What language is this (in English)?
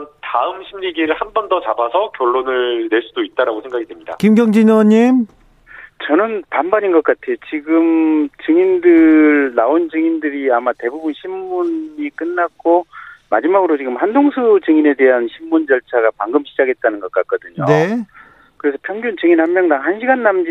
Korean